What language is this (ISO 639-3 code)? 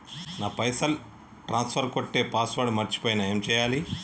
tel